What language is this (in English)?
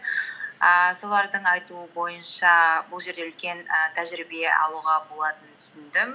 Kazakh